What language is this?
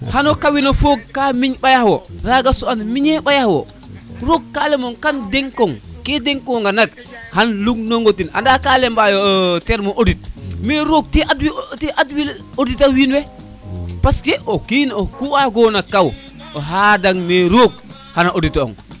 Serer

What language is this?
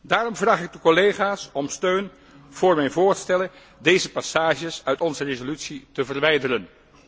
Dutch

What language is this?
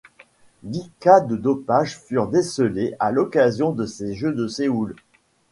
French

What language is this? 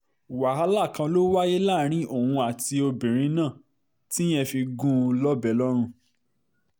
Yoruba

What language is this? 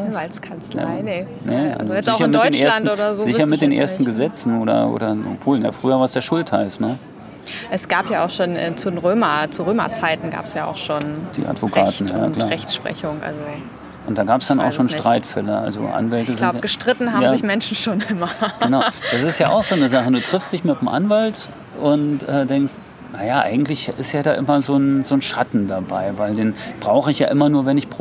German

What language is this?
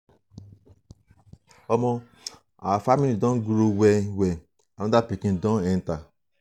Nigerian Pidgin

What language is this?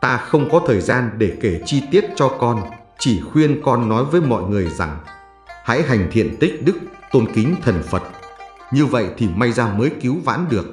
Vietnamese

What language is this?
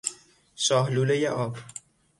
Persian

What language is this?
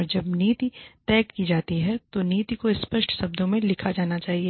Hindi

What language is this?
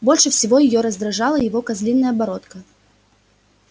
Russian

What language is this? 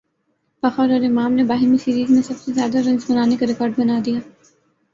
Urdu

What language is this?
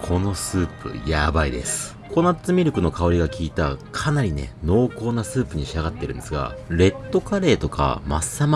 Japanese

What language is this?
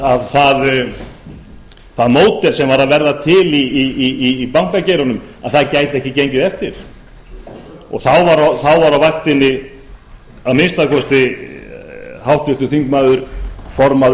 Icelandic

